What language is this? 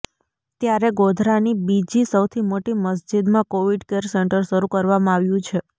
Gujarati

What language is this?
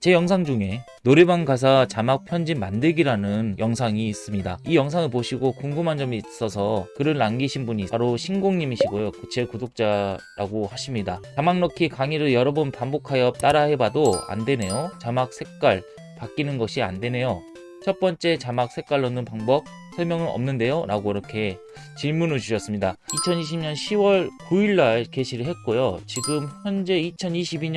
Korean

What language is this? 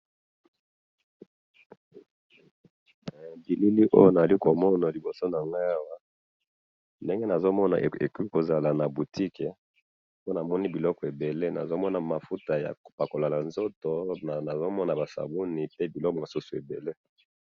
Lingala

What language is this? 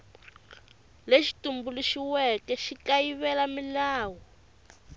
Tsonga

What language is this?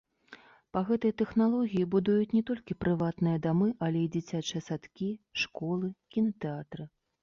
Belarusian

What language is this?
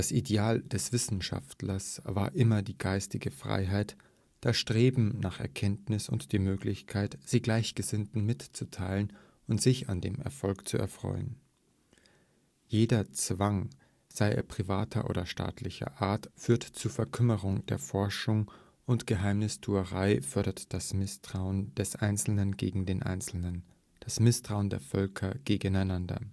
German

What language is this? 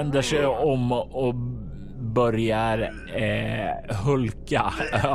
Swedish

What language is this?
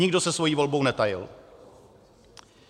Czech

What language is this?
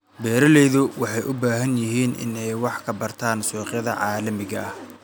Somali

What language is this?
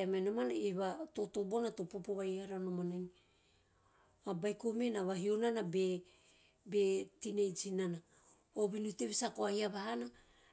Teop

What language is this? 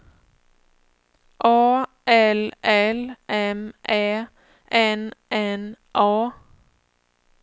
Swedish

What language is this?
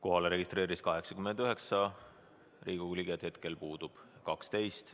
Estonian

